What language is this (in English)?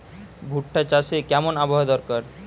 Bangla